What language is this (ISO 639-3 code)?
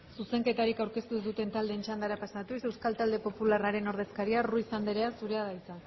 eus